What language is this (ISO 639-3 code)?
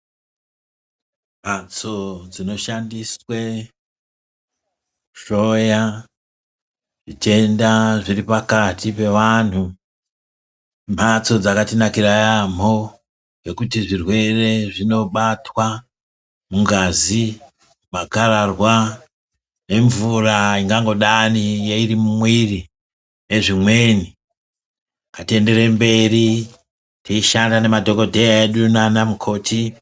ndc